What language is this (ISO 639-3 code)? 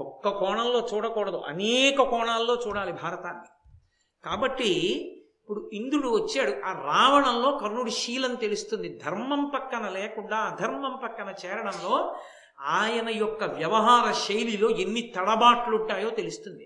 tel